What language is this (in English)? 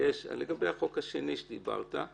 Hebrew